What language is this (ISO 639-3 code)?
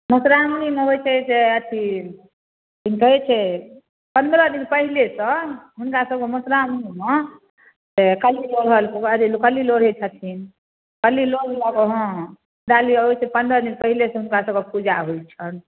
mai